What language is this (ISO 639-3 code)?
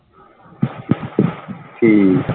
pan